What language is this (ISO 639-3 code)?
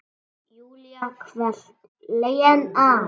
isl